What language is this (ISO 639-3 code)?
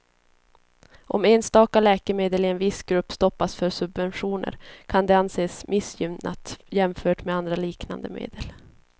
swe